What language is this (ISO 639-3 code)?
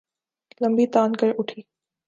urd